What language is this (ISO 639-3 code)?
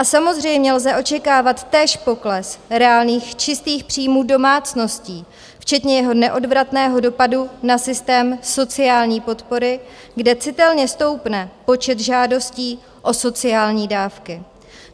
ces